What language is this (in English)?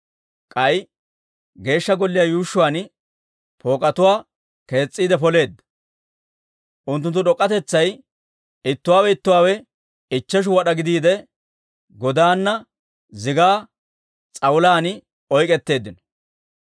Dawro